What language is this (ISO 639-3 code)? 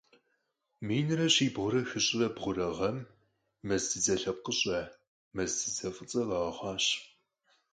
kbd